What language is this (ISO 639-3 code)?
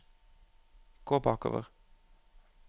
nor